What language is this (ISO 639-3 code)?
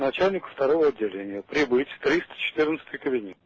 rus